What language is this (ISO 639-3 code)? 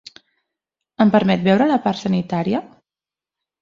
cat